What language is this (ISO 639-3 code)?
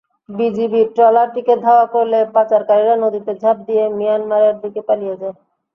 ben